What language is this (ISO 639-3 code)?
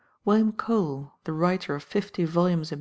eng